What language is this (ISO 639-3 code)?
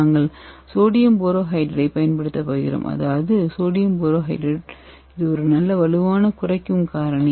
tam